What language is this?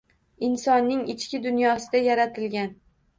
Uzbek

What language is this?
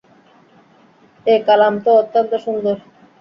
Bangla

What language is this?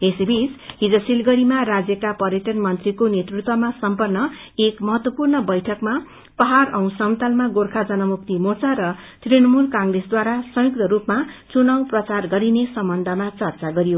Nepali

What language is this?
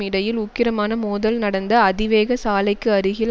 Tamil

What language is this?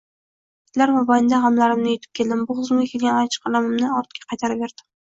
Uzbek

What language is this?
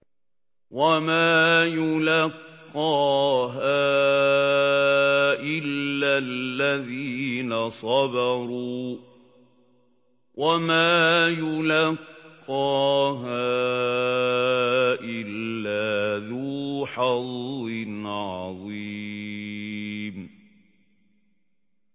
Arabic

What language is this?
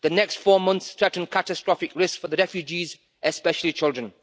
English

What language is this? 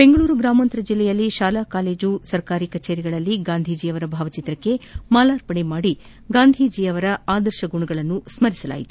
Kannada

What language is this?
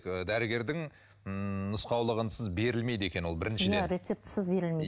Kazakh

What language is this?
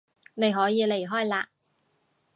Cantonese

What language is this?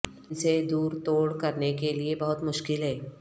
Urdu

